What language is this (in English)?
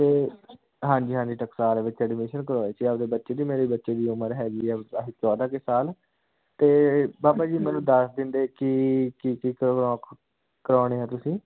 Punjabi